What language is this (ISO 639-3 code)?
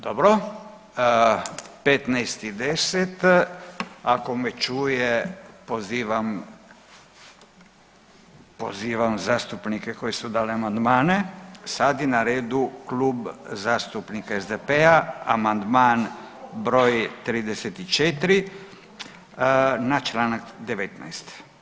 hrv